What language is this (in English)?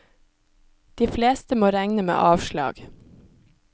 Norwegian